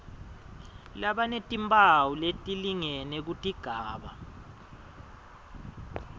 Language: Swati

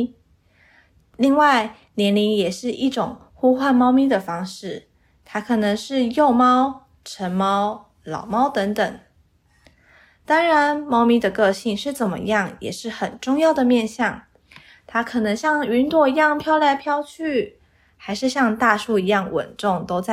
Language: Chinese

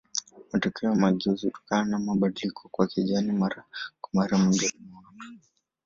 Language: Swahili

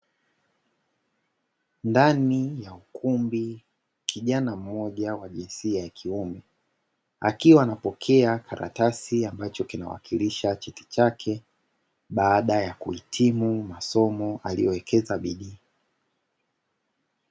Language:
Swahili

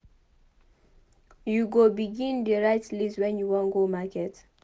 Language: Nigerian Pidgin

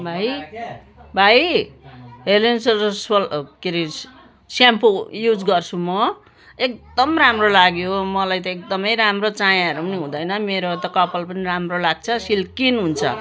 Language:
Nepali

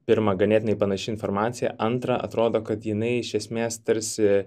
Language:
Lithuanian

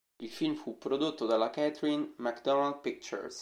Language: Italian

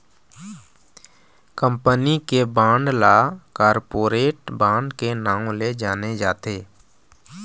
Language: Chhattisgarhi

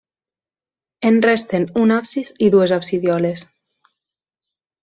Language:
Catalan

